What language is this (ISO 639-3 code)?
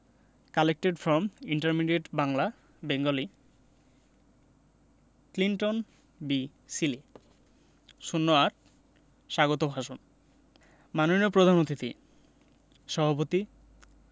ben